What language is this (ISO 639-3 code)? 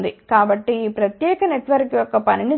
tel